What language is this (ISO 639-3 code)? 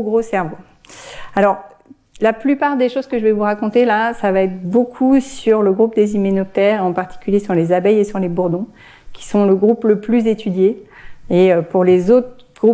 fra